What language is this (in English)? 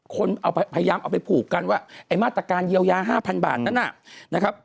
Thai